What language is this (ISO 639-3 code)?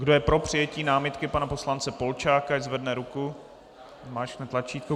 ces